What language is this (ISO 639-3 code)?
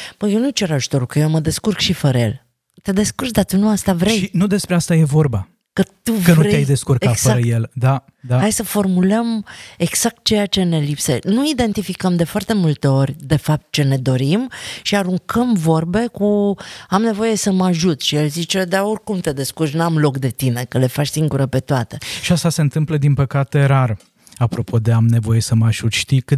ron